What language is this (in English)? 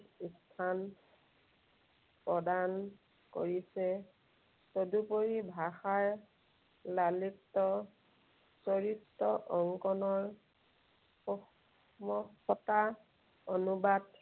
Assamese